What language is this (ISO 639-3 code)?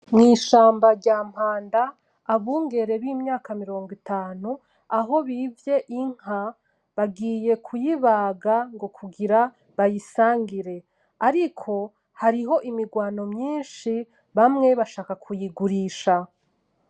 run